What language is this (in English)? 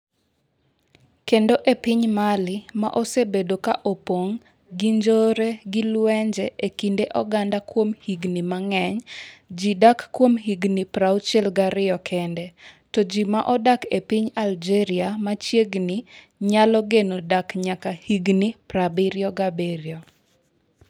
Luo (Kenya and Tanzania)